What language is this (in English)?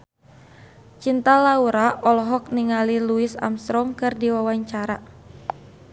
Sundanese